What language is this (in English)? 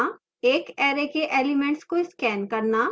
Hindi